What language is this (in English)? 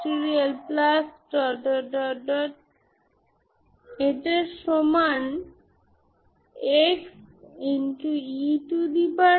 Bangla